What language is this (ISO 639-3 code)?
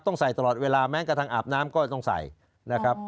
tha